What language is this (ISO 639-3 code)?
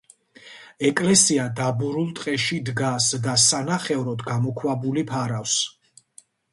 kat